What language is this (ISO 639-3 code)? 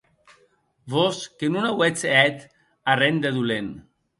oci